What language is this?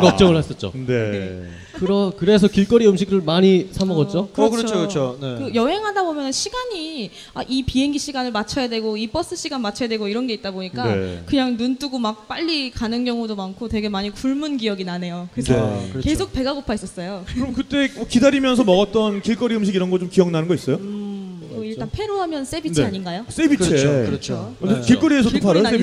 Korean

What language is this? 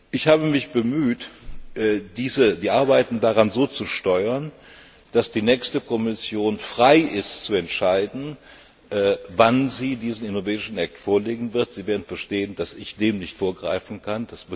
German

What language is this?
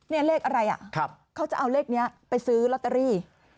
Thai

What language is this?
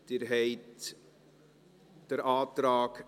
Swiss German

